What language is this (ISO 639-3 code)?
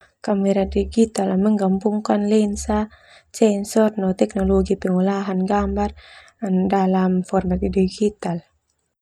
twu